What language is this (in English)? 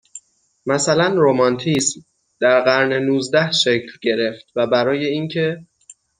Persian